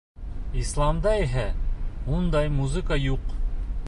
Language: Bashkir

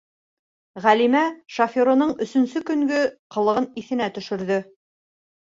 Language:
Bashkir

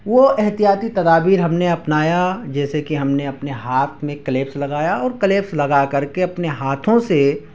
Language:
Urdu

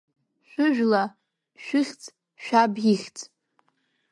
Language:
Abkhazian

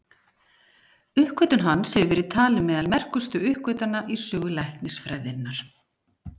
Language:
Icelandic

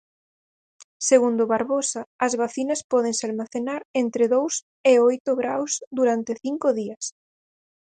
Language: Galician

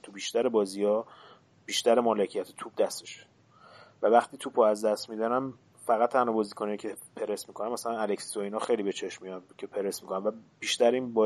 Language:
Persian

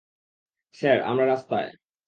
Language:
Bangla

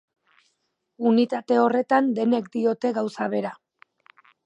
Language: Basque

